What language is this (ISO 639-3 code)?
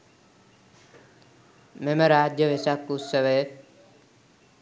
sin